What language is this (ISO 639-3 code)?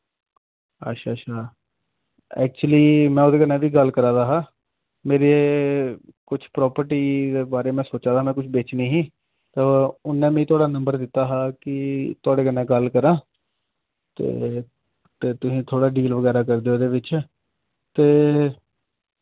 doi